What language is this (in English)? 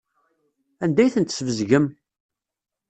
Kabyle